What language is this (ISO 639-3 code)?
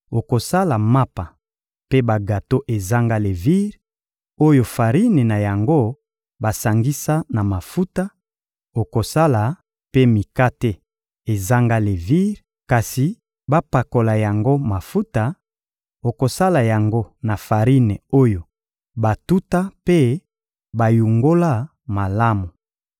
lin